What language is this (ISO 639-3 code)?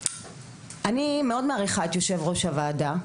heb